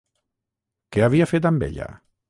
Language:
Catalan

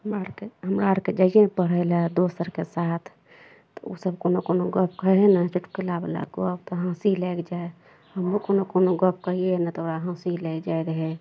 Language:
Maithili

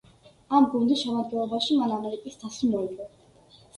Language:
Georgian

